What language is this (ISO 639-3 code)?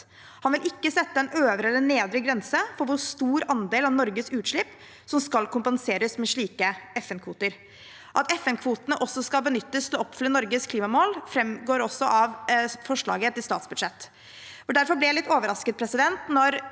nor